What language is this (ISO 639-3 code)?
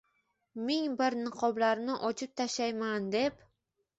uzb